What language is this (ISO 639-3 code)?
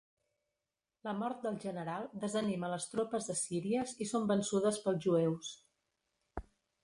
cat